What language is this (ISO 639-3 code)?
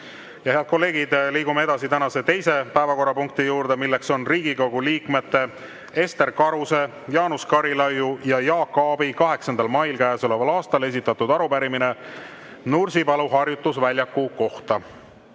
est